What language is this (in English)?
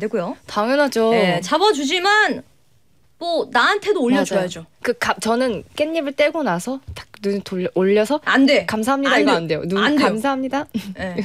Korean